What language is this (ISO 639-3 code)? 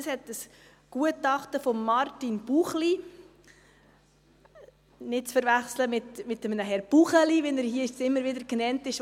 gsw